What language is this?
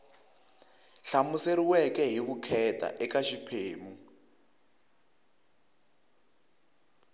Tsonga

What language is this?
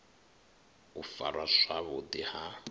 Venda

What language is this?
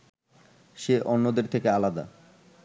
Bangla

